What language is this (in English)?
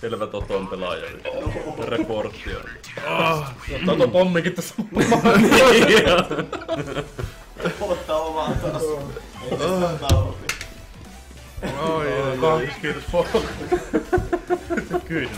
Finnish